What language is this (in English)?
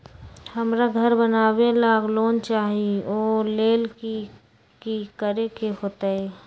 Magahi